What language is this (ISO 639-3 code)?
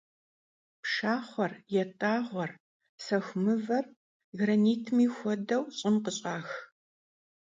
kbd